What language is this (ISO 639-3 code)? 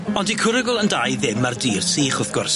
cym